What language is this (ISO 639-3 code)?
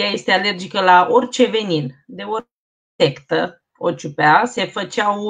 ron